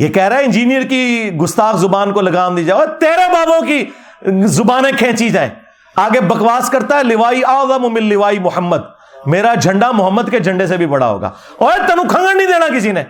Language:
Urdu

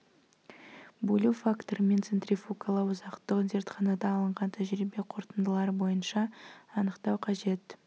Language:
Kazakh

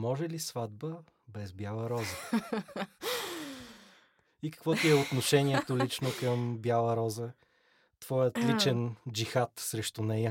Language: Bulgarian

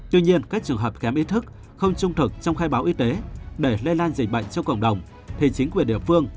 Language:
Vietnamese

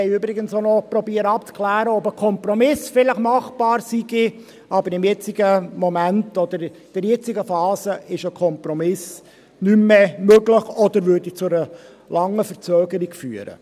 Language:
Swiss German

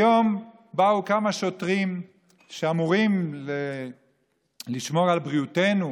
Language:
Hebrew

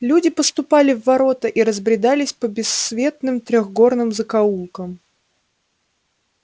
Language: Russian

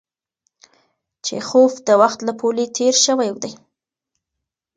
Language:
Pashto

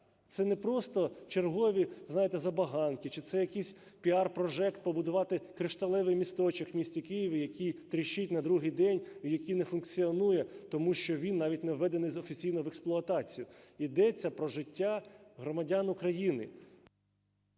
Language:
Ukrainian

